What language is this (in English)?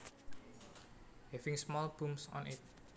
Javanese